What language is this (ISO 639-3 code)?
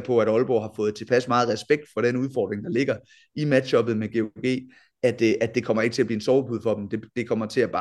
dan